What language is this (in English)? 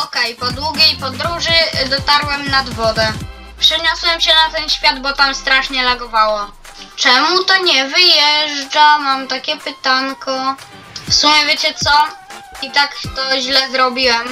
Polish